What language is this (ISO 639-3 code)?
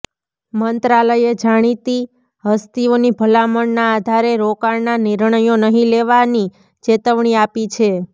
guj